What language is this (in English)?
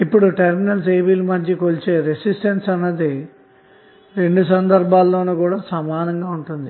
Telugu